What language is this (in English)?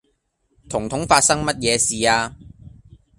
Cantonese